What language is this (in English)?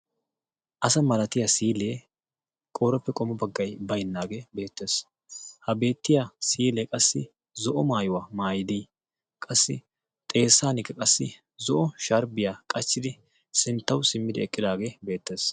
Wolaytta